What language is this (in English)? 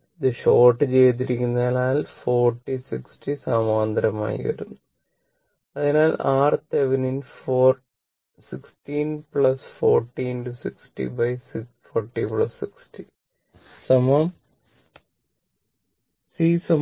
Malayalam